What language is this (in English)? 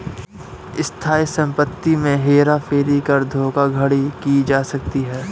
Hindi